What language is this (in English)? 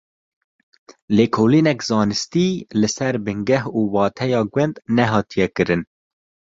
Kurdish